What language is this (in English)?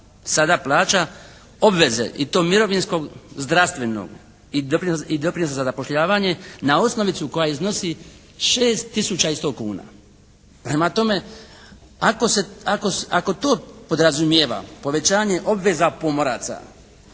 Croatian